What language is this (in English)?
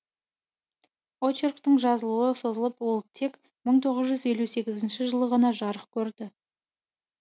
Kazakh